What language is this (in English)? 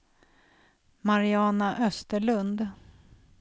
Swedish